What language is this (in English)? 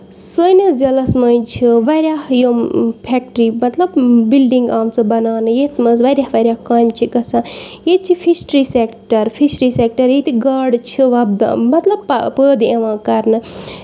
Kashmiri